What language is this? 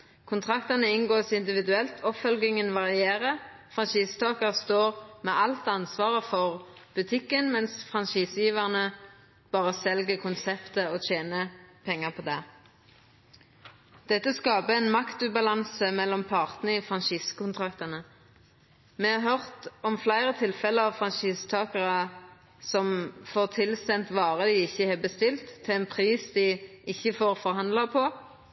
Norwegian Nynorsk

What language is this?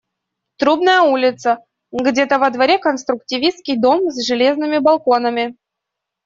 Russian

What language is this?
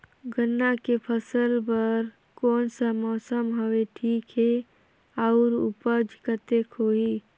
Chhattisgarhi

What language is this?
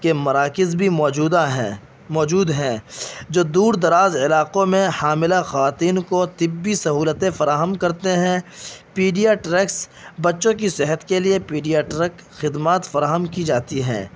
Urdu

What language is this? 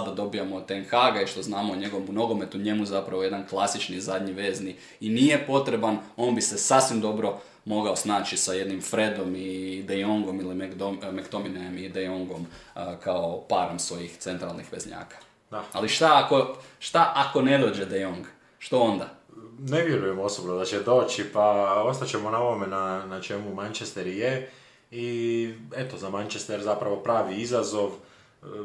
Croatian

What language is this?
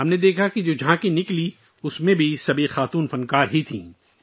Urdu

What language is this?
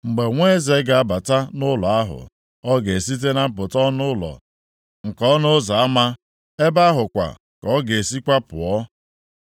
Igbo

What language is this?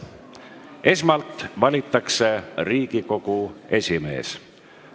Estonian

